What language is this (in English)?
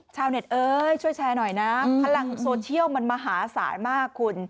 Thai